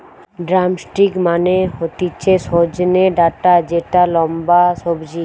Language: Bangla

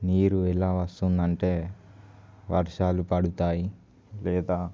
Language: Telugu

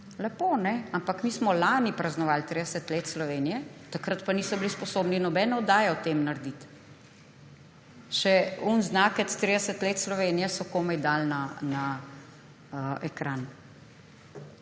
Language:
Slovenian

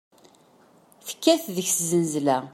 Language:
Kabyle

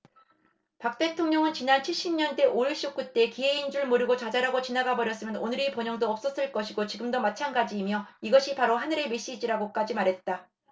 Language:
Korean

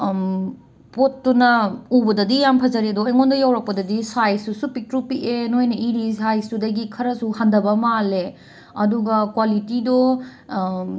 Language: Manipuri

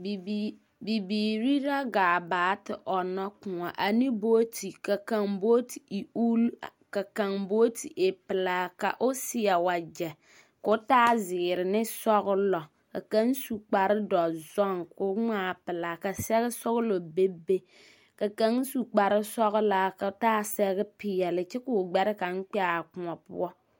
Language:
Southern Dagaare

